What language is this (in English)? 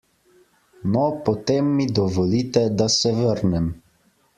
Slovenian